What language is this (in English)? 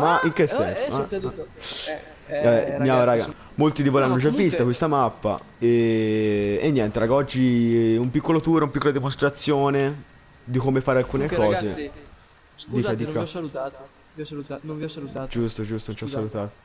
Italian